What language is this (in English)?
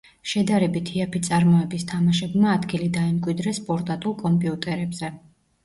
Georgian